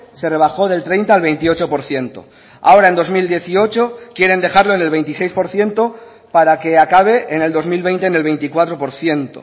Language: Spanish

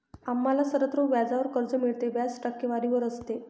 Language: Marathi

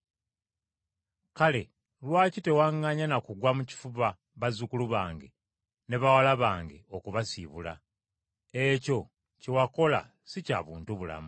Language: Ganda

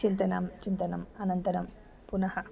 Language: Sanskrit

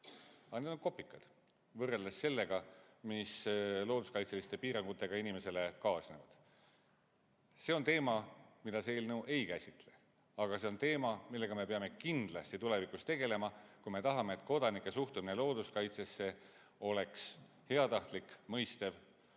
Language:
Estonian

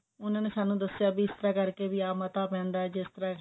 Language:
Punjabi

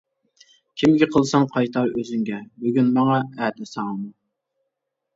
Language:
Uyghur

